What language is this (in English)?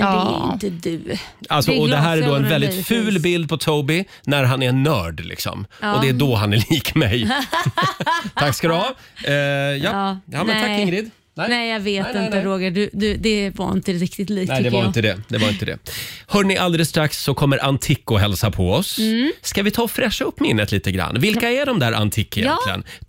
Swedish